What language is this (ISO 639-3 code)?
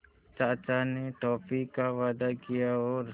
hin